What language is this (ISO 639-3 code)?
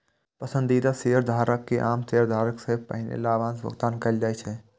mai